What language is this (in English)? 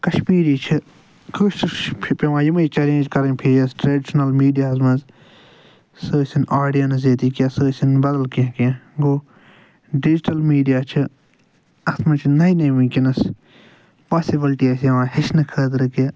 Kashmiri